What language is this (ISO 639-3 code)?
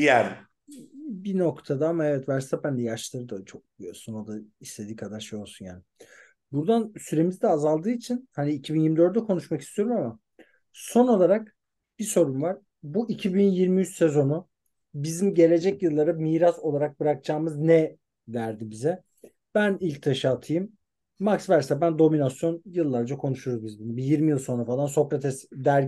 tur